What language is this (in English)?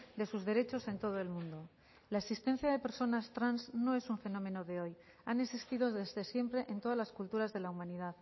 Spanish